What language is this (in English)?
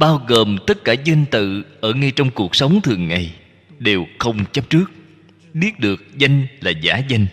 Vietnamese